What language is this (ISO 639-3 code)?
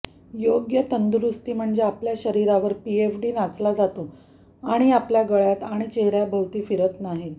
mar